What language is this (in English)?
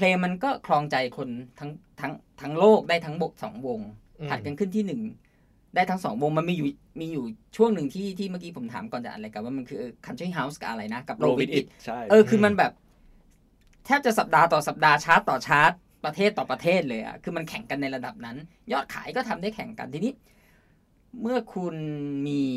Thai